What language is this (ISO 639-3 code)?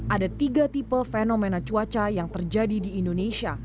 ind